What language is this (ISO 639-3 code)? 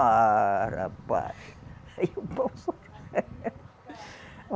por